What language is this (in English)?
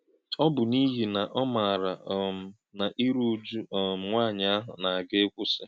Igbo